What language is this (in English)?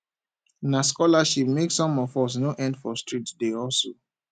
Nigerian Pidgin